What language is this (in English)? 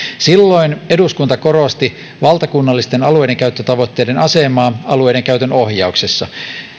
Finnish